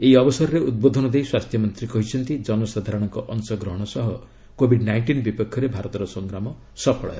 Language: Odia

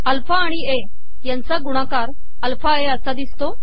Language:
Marathi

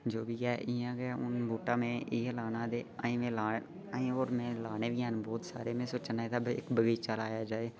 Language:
Dogri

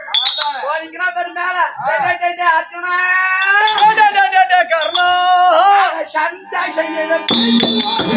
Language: Tamil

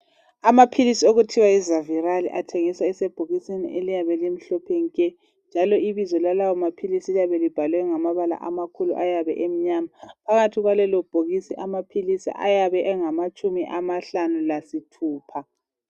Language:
North Ndebele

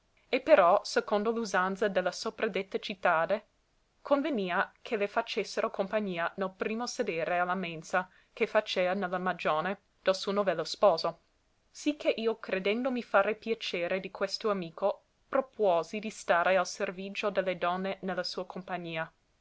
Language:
Italian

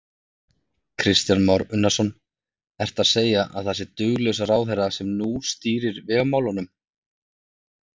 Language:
Icelandic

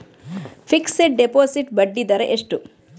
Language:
Kannada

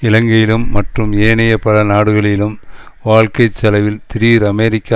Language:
Tamil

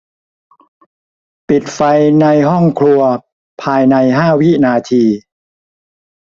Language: Thai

